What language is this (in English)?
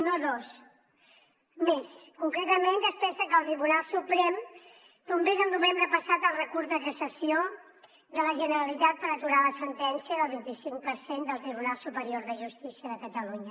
Catalan